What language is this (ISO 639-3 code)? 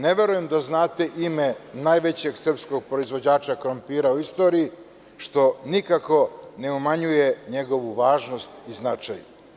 srp